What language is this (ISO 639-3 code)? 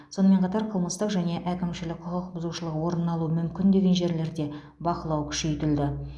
kaz